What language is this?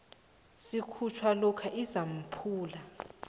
South Ndebele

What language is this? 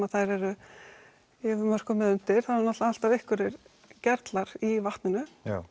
Icelandic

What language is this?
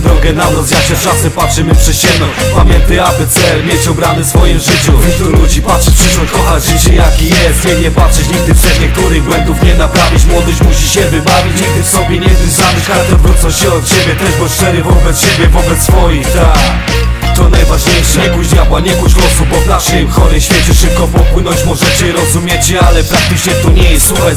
Polish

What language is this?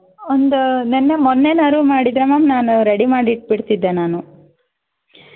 Kannada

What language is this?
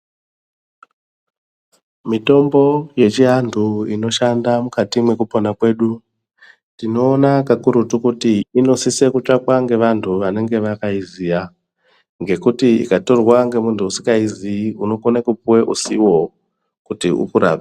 Ndau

